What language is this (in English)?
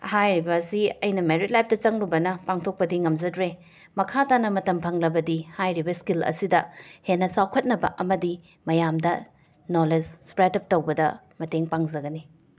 Manipuri